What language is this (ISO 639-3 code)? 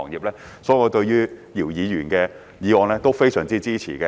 yue